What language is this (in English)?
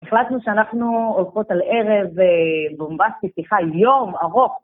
Hebrew